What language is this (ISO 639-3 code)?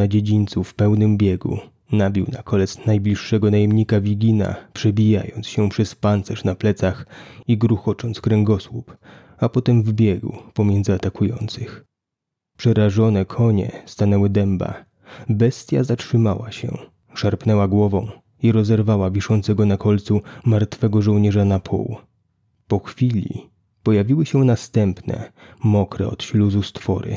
pol